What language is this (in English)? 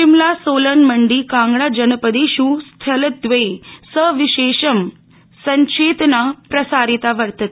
Sanskrit